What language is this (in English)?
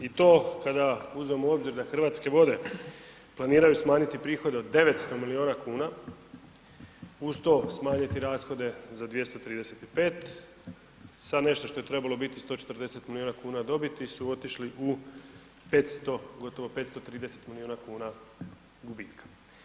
Croatian